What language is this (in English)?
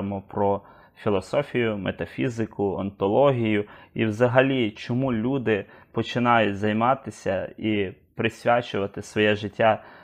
Ukrainian